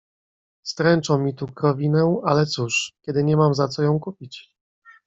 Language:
Polish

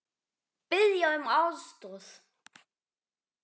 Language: Icelandic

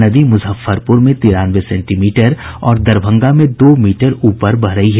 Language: Hindi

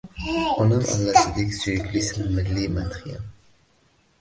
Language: Uzbek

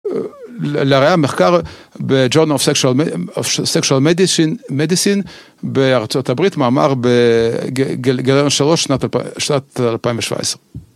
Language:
Hebrew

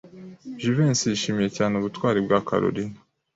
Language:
Kinyarwanda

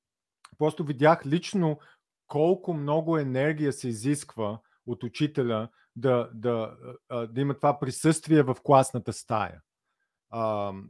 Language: Bulgarian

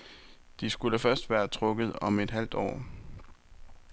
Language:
Danish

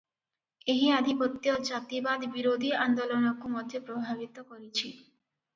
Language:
Odia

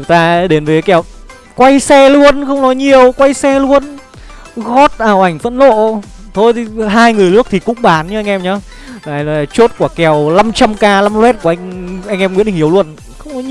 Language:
Vietnamese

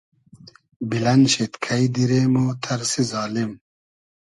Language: Hazaragi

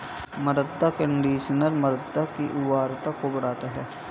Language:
Hindi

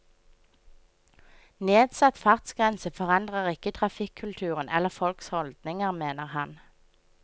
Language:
Norwegian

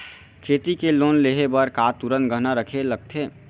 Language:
Chhattisgarhi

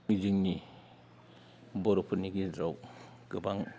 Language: Bodo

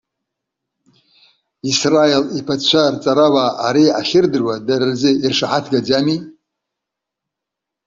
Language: Abkhazian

